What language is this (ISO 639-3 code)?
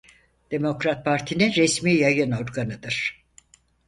tur